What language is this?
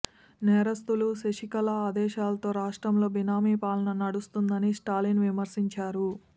Telugu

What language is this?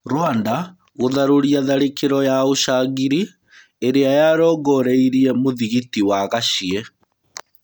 Kikuyu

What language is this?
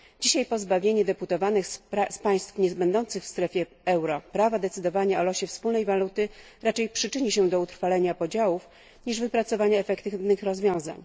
Polish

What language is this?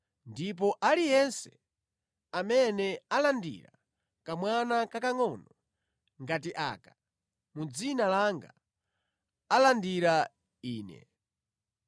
Nyanja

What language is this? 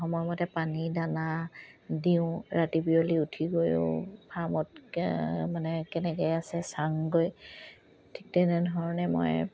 Assamese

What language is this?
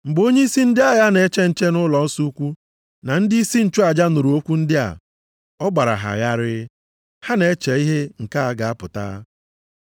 Igbo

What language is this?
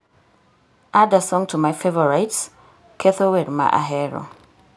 Luo (Kenya and Tanzania)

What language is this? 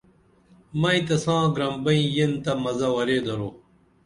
Dameli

